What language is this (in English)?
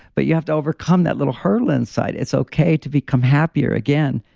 English